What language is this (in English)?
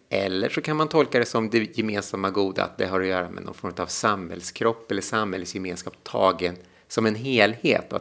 Swedish